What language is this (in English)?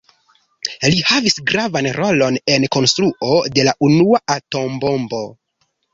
Esperanto